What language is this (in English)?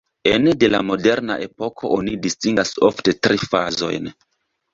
Esperanto